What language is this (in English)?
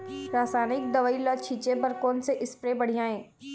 Chhattisgarhi